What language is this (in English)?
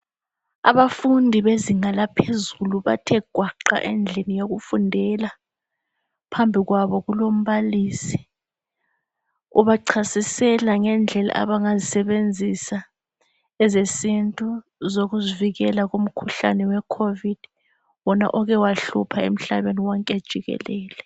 North Ndebele